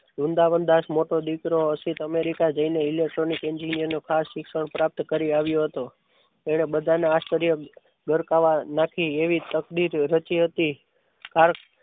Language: Gujarati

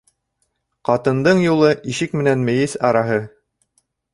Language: Bashkir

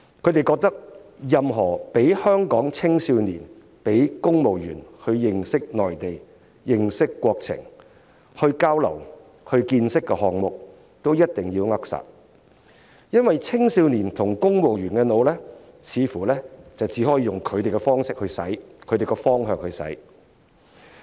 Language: Cantonese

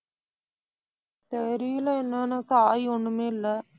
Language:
Tamil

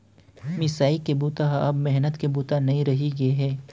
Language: Chhattisgarhi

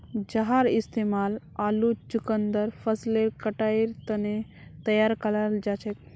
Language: Magahi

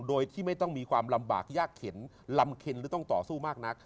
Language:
Thai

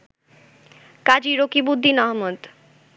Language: Bangla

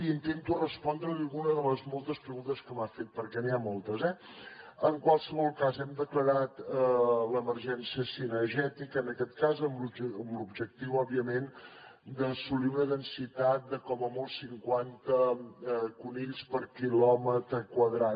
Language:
Catalan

